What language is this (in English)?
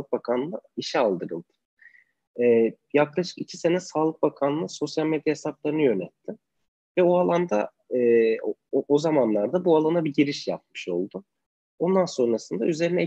Turkish